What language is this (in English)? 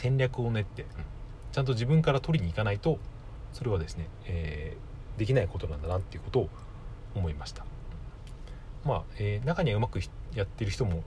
Japanese